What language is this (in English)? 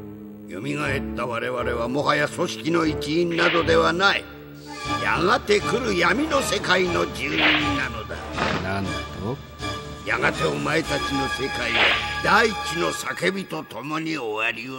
Japanese